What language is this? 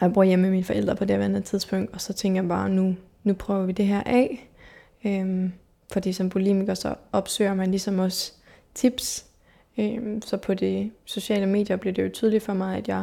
Danish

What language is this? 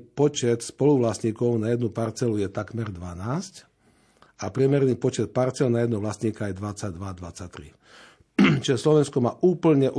Slovak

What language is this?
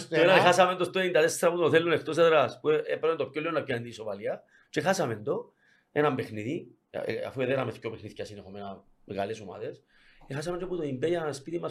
Greek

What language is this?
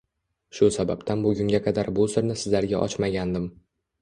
Uzbek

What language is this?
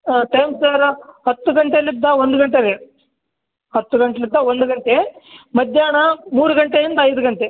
Kannada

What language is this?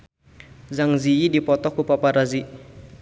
Sundanese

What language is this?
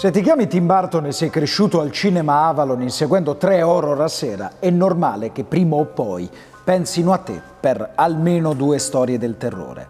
Italian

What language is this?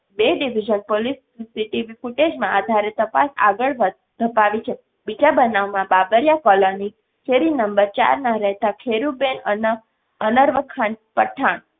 Gujarati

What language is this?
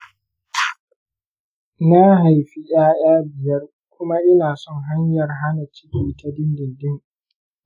Hausa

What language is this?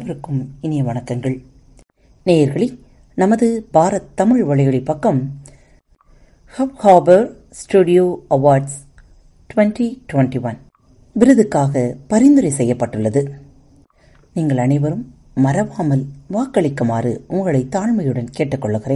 Tamil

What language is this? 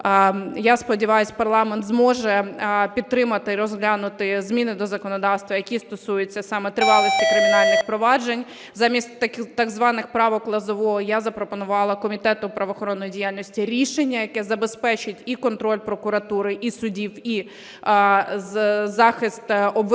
Ukrainian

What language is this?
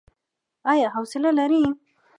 Pashto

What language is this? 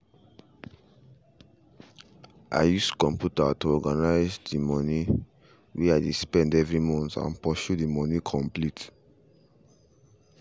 Nigerian Pidgin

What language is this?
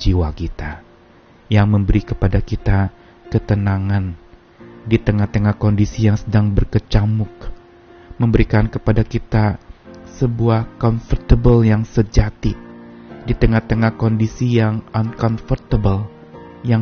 Indonesian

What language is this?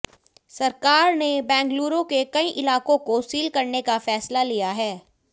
Hindi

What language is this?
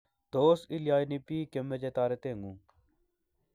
Kalenjin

